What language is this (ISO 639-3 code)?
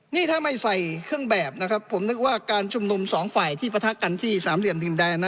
tha